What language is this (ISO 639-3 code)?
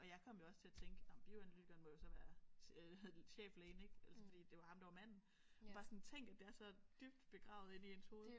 dan